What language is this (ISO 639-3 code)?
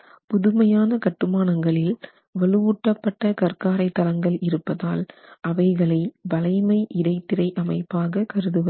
tam